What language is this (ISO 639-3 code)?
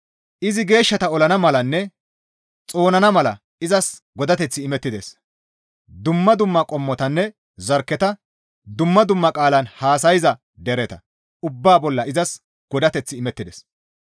gmv